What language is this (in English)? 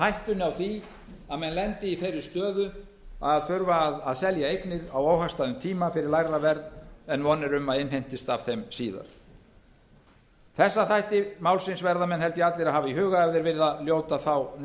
Icelandic